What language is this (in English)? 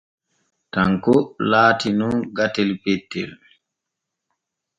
Borgu Fulfulde